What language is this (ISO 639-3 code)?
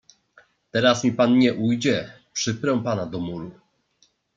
pol